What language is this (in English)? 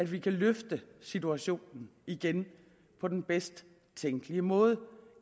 Danish